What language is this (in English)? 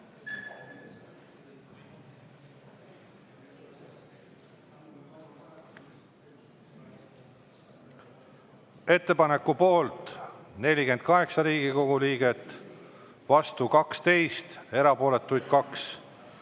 Estonian